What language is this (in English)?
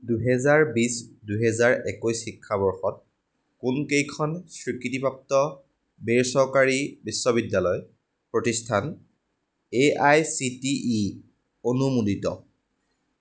Assamese